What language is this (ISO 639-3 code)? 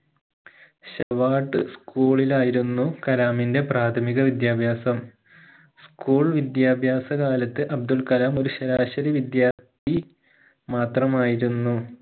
mal